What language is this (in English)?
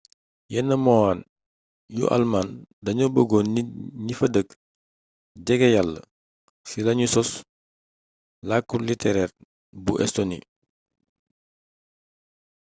Wolof